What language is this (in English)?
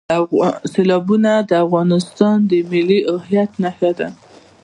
Pashto